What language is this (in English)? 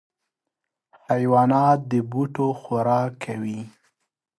Pashto